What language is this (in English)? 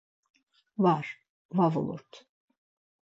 Laz